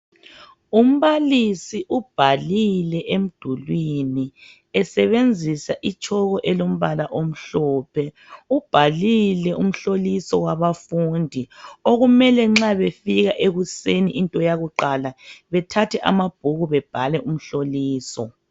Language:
North Ndebele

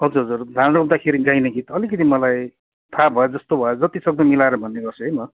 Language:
Nepali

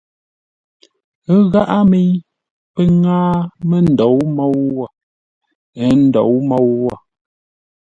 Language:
Ngombale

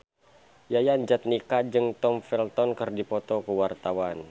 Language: Sundanese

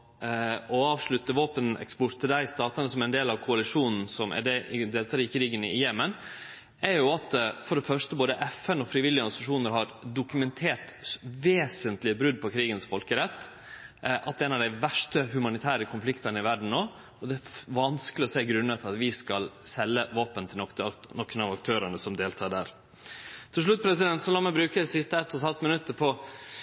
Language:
Norwegian Nynorsk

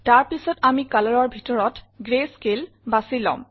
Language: Assamese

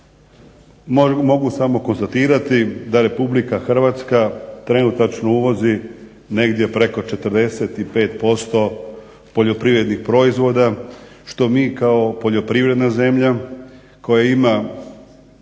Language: Croatian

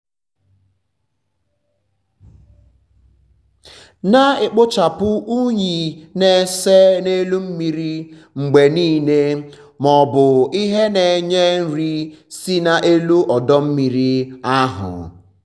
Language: Igbo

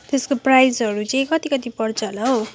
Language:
Nepali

